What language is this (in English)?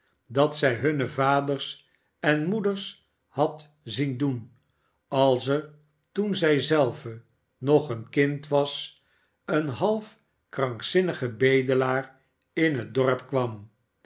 Dutch